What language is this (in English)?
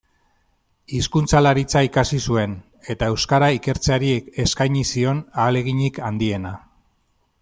Basque